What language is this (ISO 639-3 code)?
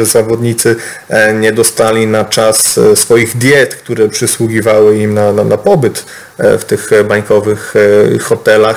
pol